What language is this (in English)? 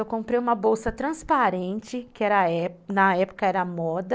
Portuguese